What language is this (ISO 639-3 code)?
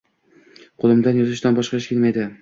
uzb